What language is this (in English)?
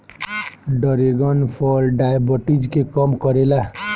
Bhojpuri